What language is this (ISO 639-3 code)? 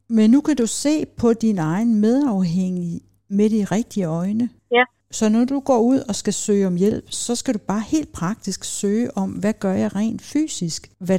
dan